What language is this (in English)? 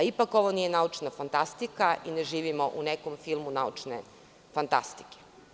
Serbian